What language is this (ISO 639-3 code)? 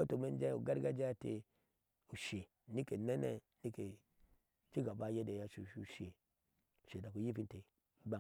ahs